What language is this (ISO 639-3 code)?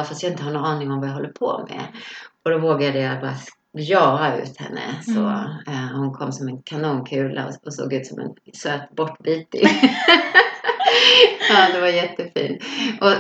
swe